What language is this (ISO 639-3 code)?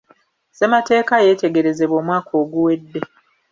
lug